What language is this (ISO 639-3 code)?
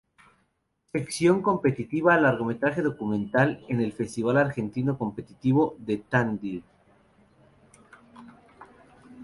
spa